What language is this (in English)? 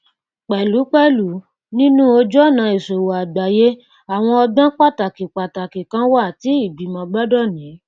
Yoruba